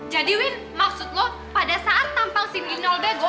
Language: Indonesian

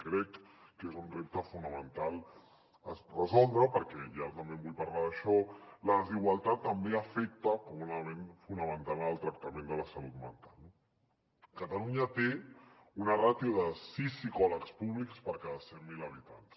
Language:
Catalan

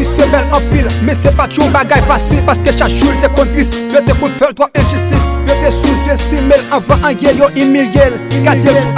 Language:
French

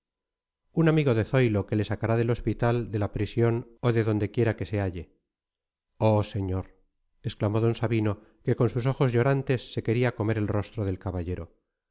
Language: Spanish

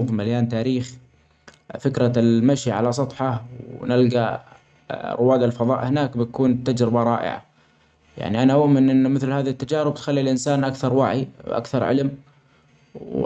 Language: Omani Arabic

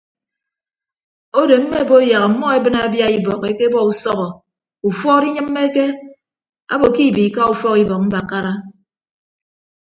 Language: Ibibio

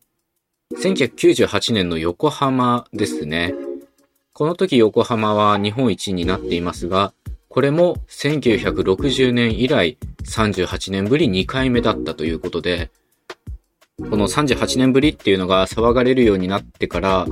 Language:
Japanese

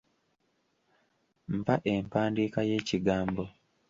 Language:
Ganda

